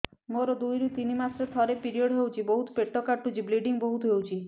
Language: Odia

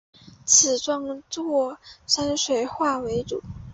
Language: Chinese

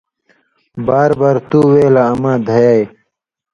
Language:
Indus Kohistani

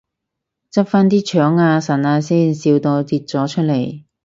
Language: Cantonese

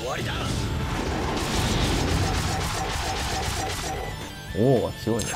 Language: Japanese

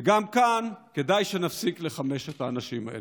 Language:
Hebrew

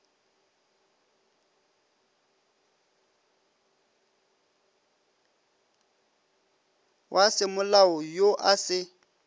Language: Northern Sotho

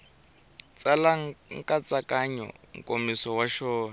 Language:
Tsonga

